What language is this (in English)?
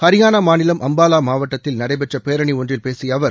Tamil